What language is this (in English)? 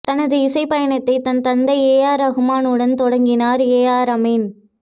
Tamil